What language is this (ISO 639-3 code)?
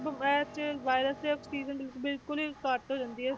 pan